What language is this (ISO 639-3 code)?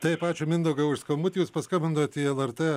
lit